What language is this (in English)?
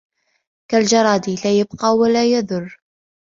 Arabic